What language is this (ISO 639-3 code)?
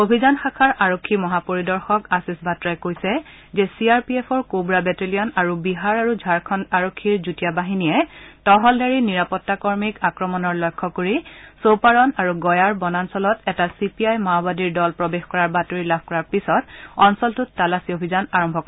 asm